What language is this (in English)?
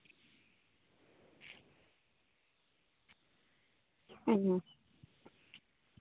Santali